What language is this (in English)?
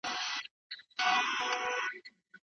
Pashto